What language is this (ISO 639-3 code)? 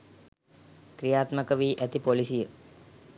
sin